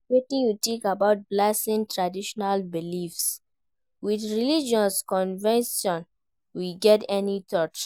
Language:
Nigerian Pidgin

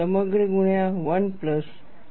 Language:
Gujarati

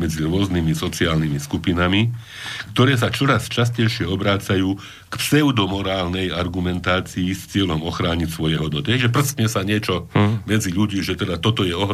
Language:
Slovak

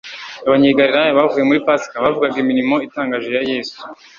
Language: Kinyarwanda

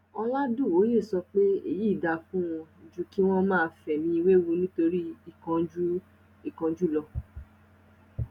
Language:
Yoruba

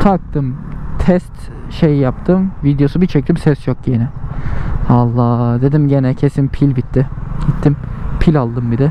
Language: Turkish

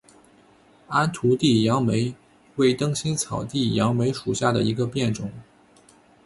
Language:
Chinese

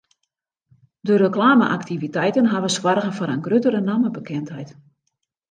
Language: Western Frisian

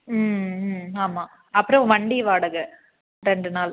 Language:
Tamil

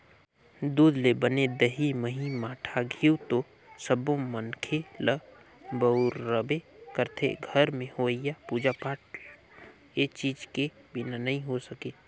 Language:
Chhattisgarhi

